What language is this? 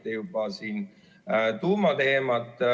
Estonian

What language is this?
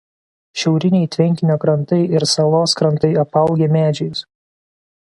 Lithuanian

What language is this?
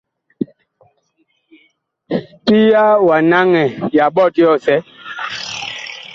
Bakoko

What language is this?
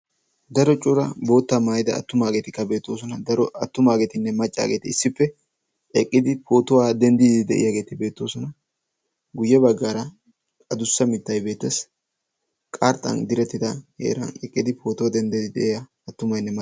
Wolaytta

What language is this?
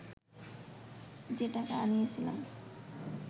Bangla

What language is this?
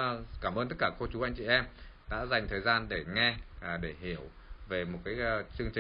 Vietnamese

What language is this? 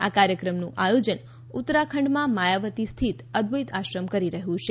Gujarati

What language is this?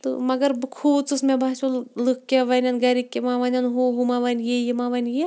Kashmiri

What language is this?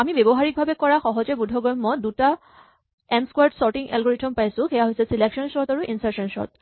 Assamese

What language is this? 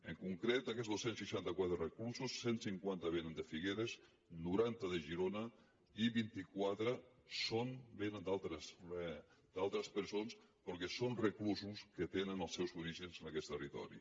Catalan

